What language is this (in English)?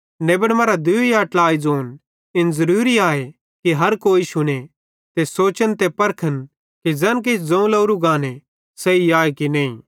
Bhadrawahi